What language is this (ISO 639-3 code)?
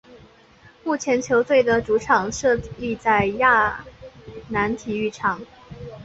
zho